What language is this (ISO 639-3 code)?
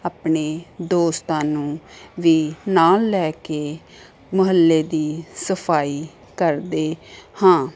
pan